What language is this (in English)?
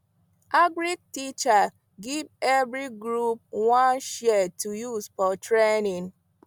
Nigerian Pidgin